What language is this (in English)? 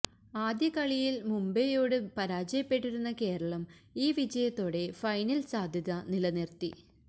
Malayalam